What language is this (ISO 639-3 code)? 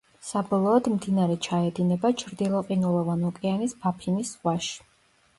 kat